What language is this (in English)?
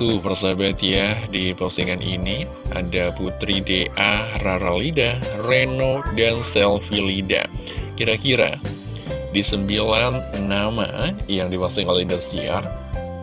Indonesian